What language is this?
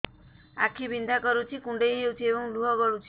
Odia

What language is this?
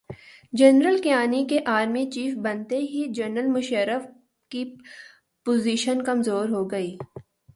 Urdu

